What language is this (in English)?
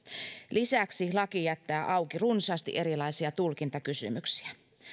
Finnish